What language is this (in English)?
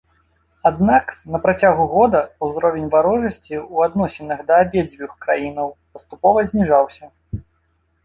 Belarusian